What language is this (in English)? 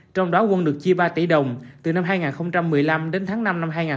Vietnamese